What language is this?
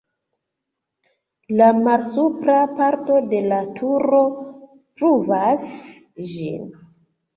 Esperanto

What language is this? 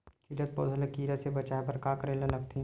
Chhattisgarhi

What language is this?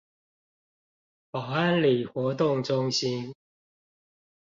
Chinese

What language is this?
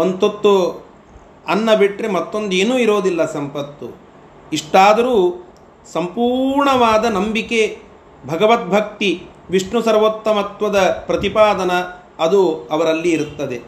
Kannada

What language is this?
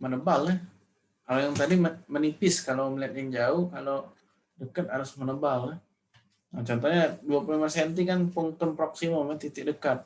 Indonesian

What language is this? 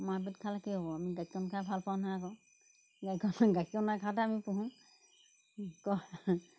Assamese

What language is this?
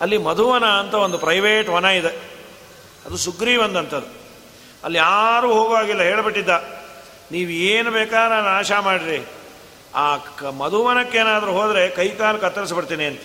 Kannada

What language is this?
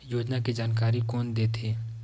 Chhattisgarhi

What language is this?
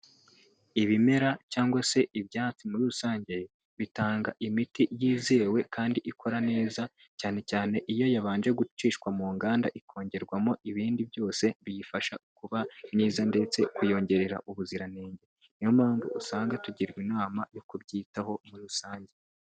Kinyarwanda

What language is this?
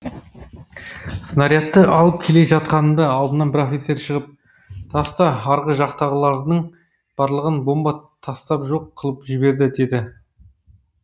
Kazakh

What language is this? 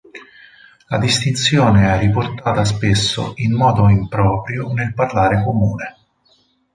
Italian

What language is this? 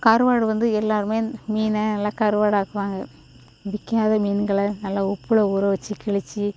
Tamil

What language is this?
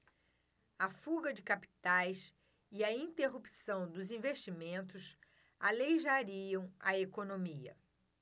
Portuguese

